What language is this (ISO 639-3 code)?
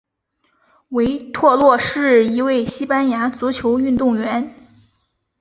zho